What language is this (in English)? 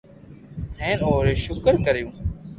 Loarki